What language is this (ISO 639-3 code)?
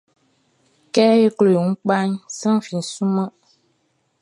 bci